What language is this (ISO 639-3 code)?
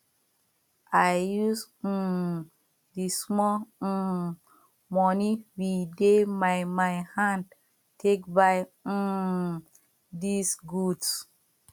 pcm